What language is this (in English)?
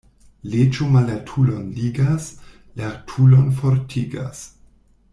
Esperanto